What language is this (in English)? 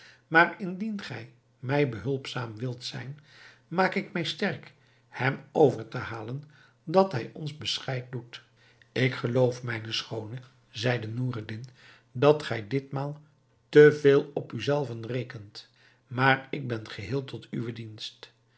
Dutch